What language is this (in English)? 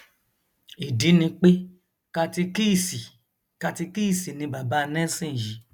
Yoruba